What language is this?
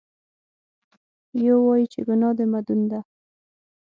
Pashto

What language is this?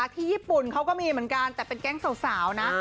Thai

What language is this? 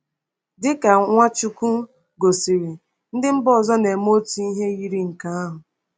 Igbo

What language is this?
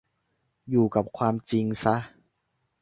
Thai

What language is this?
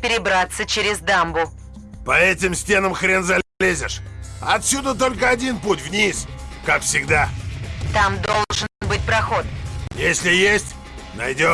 Russian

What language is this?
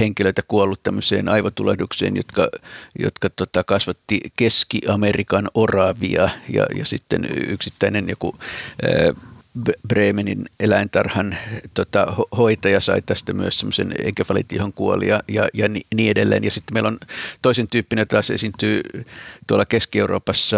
Finnish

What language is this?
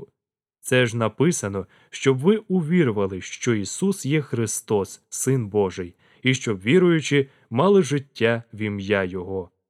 Russian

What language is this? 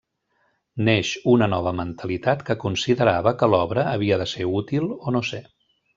Catalan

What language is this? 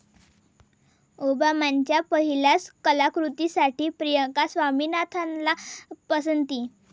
Marathi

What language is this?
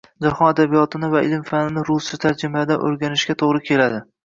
Uzbek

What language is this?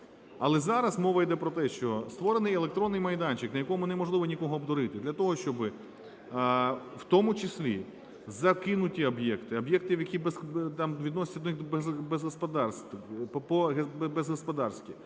Ukrainian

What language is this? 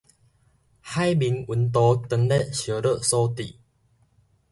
Min Nan Chinese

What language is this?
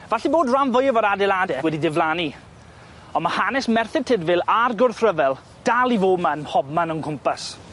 Welsh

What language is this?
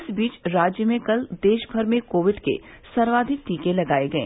Hindi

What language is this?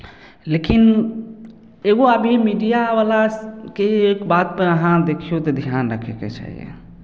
Maithili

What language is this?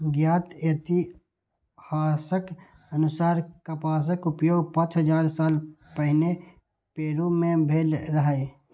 Maithili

